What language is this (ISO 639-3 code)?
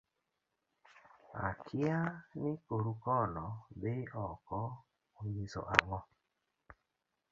luo